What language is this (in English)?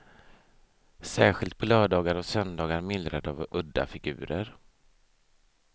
Swedish